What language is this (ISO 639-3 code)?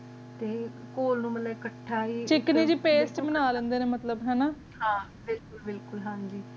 pan